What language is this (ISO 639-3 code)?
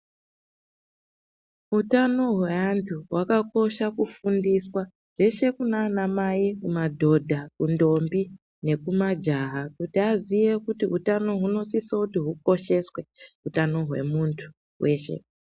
ndc